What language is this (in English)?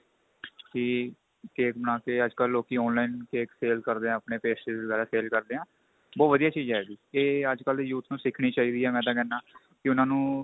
Punjabi